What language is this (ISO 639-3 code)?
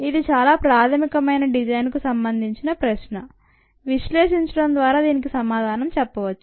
tel